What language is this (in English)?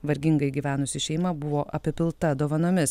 Lithuanian